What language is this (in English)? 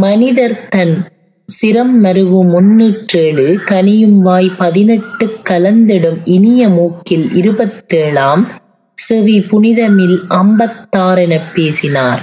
Tamil